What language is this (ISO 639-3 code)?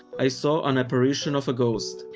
eng